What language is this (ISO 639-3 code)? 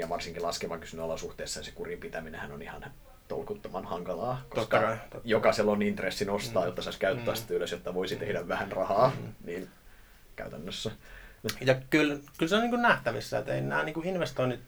fin